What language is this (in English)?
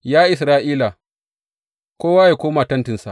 Hausa